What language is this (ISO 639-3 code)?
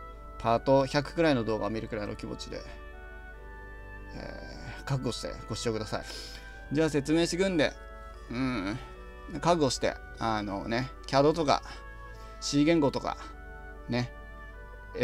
jpn